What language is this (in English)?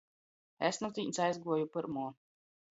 Latgalian